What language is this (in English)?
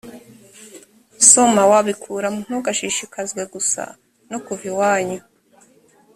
Kinyarwanda